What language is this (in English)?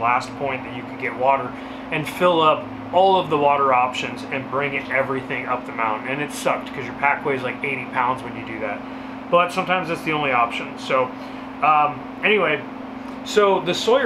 English